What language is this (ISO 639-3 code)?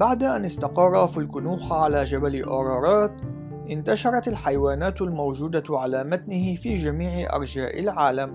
ara